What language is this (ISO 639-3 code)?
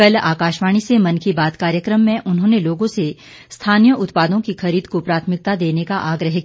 hin